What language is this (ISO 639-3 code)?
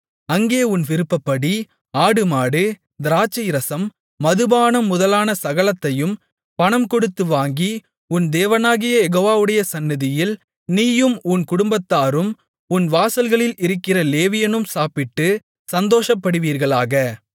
tam